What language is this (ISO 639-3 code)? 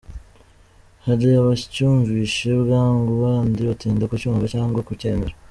kin